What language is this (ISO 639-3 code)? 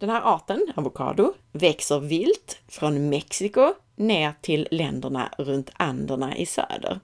swe